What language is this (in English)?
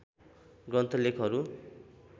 Nepali